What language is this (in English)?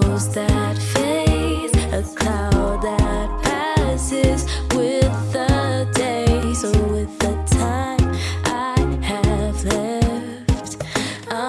English